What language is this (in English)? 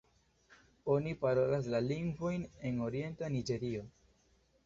Esperanto